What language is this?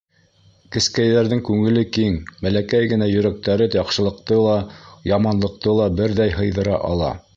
Bashkir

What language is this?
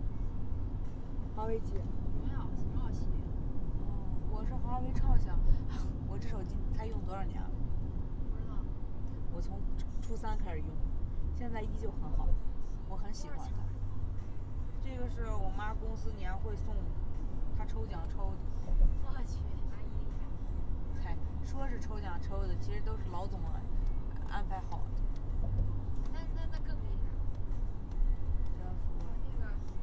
Chinese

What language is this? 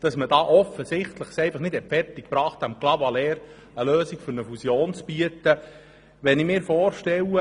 Swiss German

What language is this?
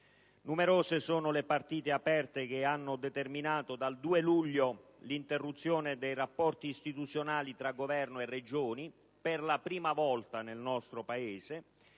Italian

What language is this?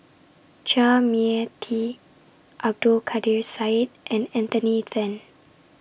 English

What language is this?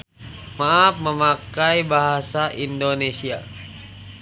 Sundanese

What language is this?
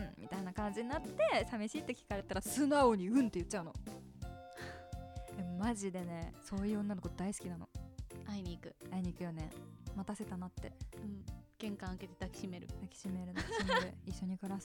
Japanese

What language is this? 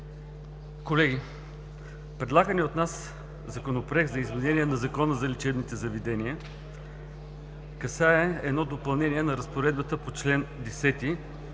Bulgarian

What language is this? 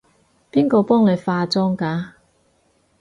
Cantonese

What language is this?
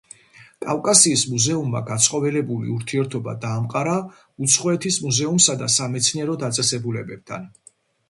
Georgian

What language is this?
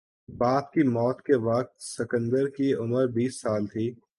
Urdu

